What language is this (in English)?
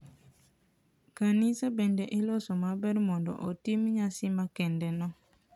Luo (Kenya and Tanzania)